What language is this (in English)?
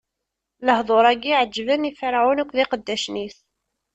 Kabyle